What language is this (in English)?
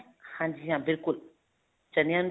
Punjabi